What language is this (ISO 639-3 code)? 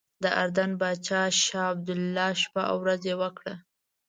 pus